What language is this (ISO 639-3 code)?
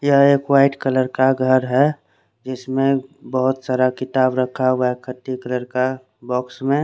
hin